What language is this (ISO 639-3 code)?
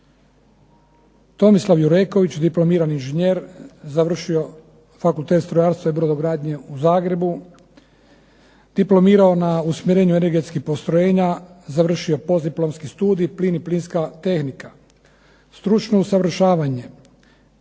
hrv